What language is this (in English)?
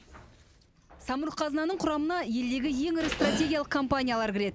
Kazakh